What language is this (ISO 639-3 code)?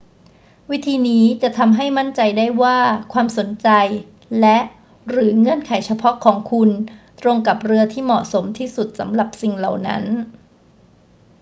tha